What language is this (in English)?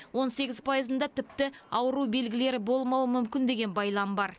Kazakh